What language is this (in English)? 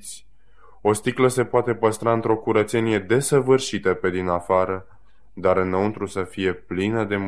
Romanian